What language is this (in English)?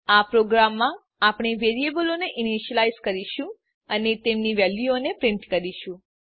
Gujarati